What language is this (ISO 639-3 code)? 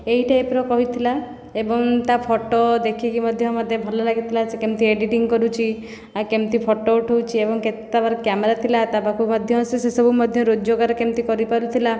ori